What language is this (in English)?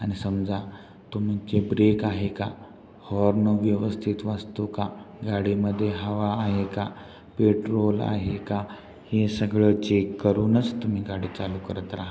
Marathi